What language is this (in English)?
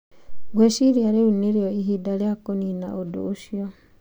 Kikuyu